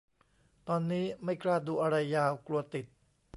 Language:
Thai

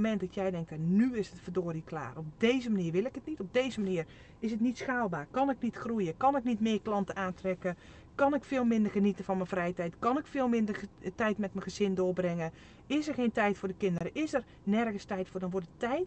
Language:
Dutch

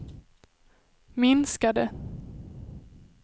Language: Swedish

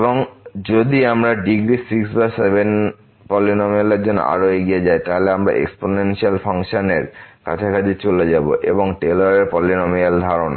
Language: Bangla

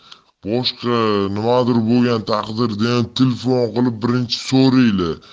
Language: Russian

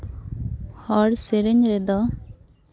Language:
Santali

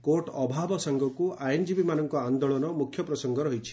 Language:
Odia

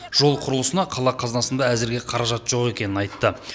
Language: Kazakh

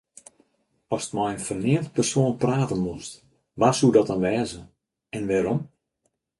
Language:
Western Frisian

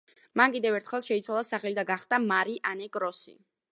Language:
Georgian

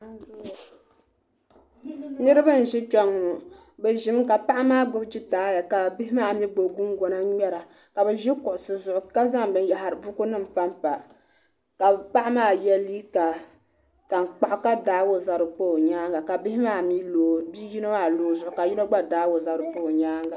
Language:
Dagbani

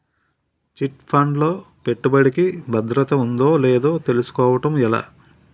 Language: Telugu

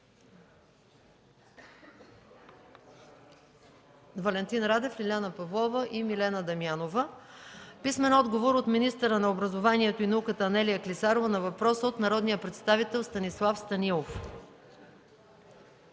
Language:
Bulgarian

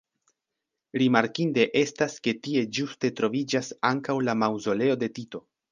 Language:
Esperanto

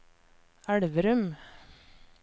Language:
Norwegian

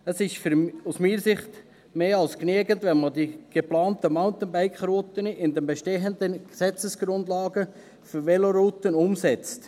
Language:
Swiss German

